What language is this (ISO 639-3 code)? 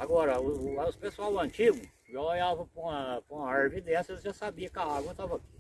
por